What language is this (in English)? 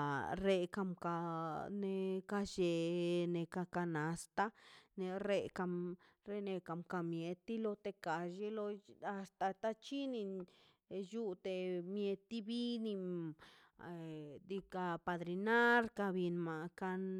Mazaltepec Zapotec